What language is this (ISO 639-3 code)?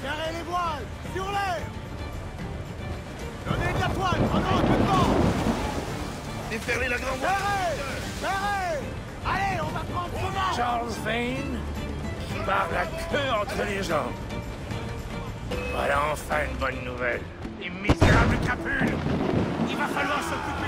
fra